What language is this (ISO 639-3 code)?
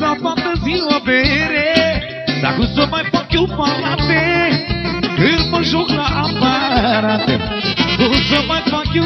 ron